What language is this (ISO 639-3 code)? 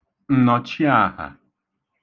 ibo